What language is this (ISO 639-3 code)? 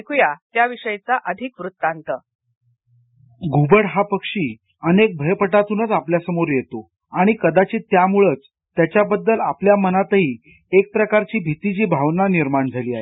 mar